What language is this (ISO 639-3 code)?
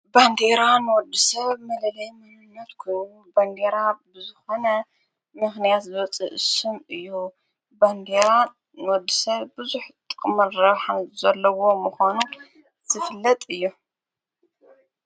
tir